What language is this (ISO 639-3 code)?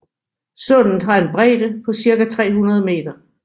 dan